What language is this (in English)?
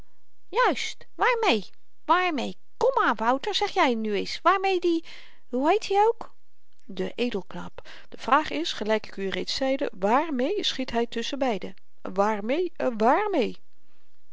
Dutch